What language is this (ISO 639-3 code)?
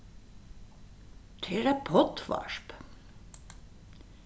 fao